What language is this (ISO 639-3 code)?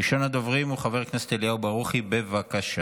heb